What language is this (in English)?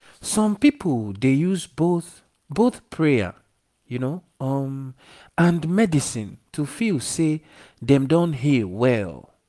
Nigerian Pidgin